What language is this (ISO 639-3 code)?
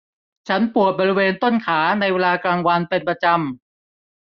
tha